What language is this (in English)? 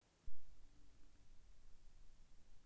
Russian